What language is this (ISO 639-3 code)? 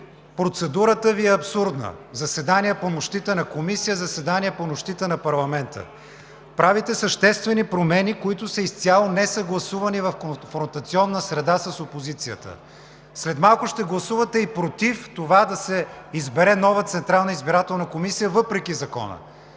bul